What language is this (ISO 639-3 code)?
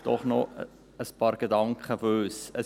gsw